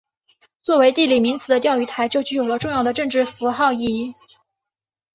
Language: Chinese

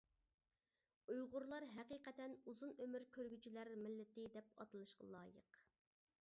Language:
Uyghur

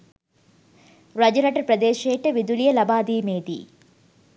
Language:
Sinhala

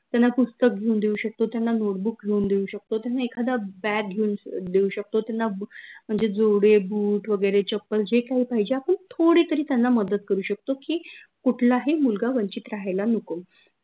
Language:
Marathi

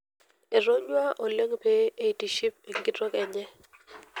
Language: Masai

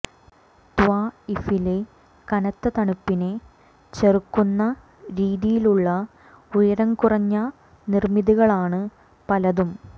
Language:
Malayalam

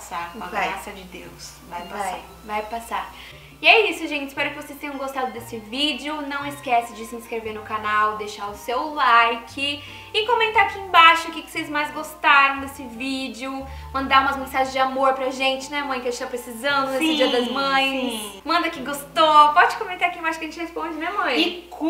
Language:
Portuguese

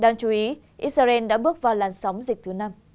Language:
Vietnamese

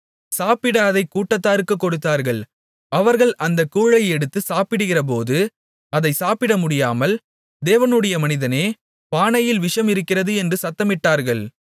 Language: Tamil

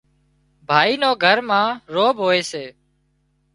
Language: Wadiyara Koli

